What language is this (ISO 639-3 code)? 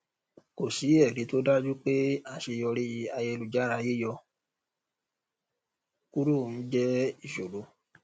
yor